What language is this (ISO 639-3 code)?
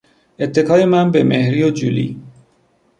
fas